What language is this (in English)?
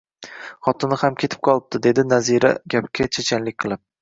Uzbek